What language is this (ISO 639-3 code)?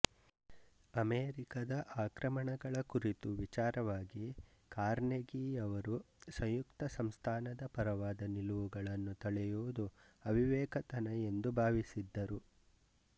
kan